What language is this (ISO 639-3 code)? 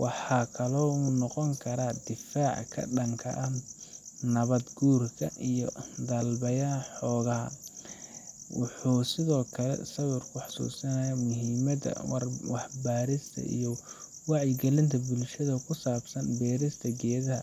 som